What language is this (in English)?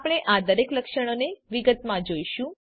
Gujarati